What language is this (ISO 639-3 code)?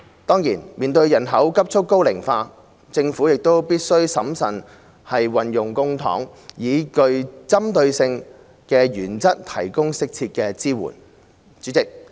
yue